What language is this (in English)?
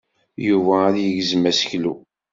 Kabyle